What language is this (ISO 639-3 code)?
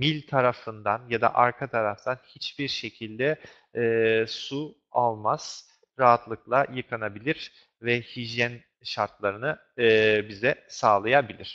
tur